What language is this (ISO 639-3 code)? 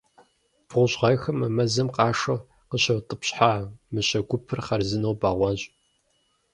kbd